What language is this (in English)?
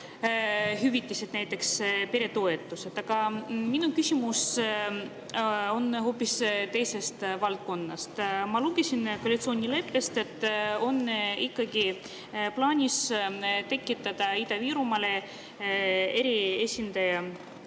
Estonian